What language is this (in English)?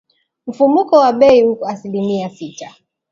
Swahili